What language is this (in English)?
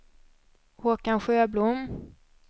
Swedish